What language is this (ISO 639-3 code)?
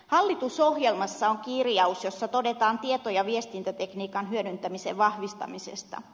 fin